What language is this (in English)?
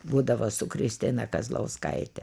Lithuanian